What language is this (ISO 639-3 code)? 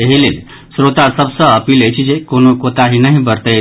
mai